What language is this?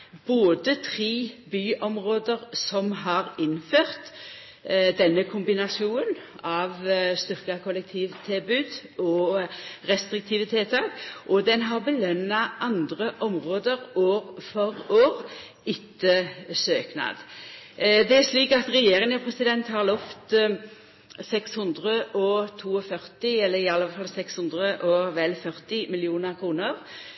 Norwegian Nynorsk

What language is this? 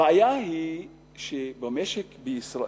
Hebrew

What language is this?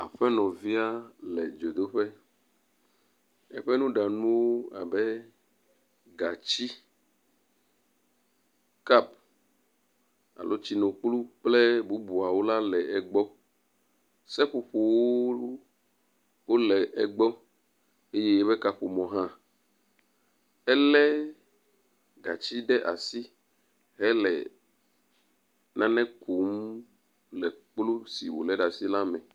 Ewe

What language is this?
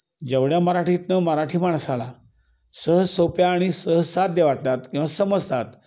Marathi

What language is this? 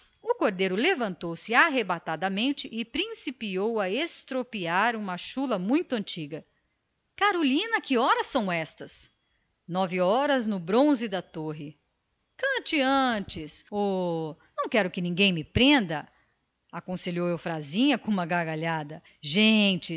Portuguese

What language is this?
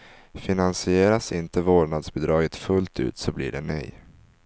Swedish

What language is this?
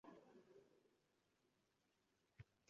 Uzbek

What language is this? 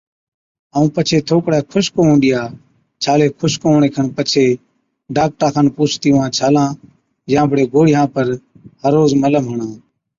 Od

